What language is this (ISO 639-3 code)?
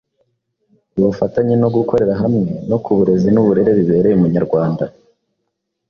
kin